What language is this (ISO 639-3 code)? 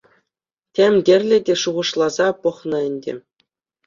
chv